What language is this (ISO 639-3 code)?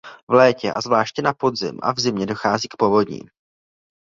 ces